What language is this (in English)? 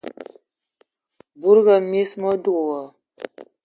Ewondo